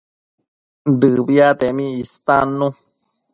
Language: Matsés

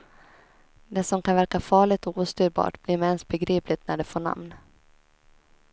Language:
Swedish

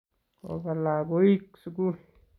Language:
Kalenjin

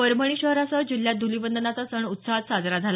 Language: Marathi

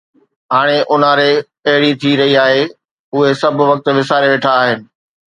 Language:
Sindhi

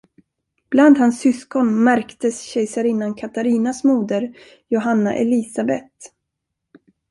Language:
Swedish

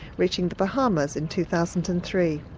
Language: English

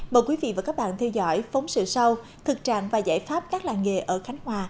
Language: Vietnamese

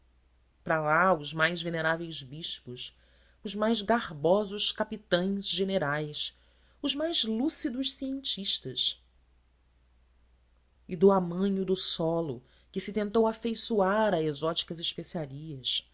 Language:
Portuguese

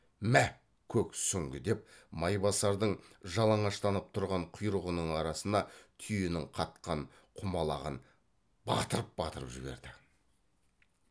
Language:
Kazakh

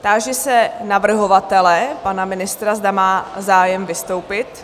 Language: Czech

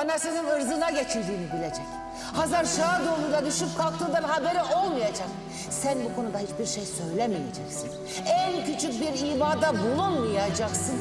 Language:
Turkish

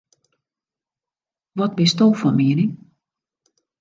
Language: Western Frisian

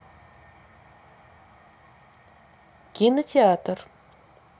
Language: Russian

